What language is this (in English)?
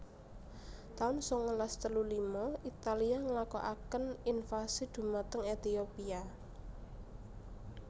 Javanese